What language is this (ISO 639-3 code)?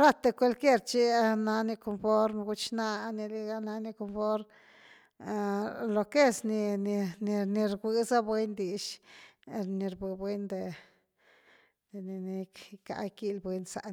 ztu